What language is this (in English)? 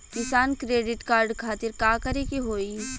Bhojpuri